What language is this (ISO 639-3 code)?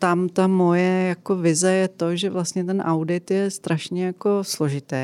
ces